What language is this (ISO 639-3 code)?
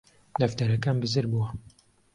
ckb